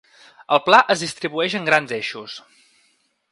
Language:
Catalan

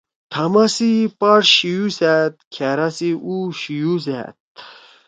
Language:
Torwali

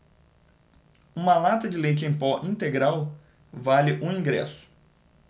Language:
Portuguese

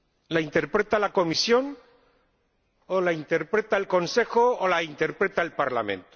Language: Spanish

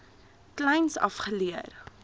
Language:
Afrikaans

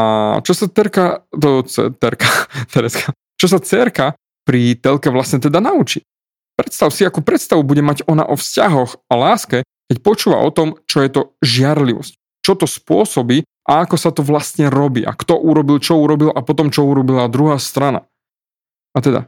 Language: Slovak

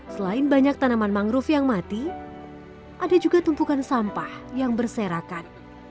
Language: Indonesian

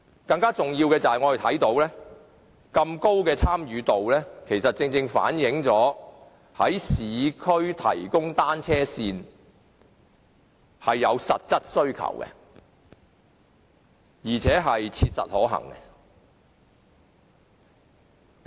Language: Cantonese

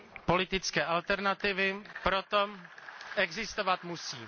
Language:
Czech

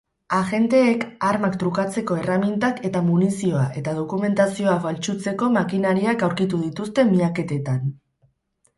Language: Basque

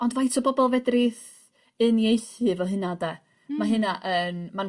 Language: Welsh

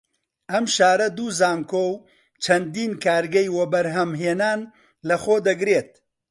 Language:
Central Kurdish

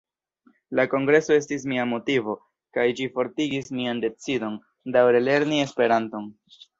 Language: Esperanto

